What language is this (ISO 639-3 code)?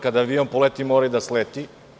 srp